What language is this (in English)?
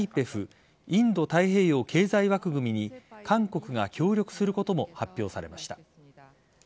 Japanese